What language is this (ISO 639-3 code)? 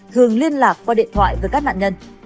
vie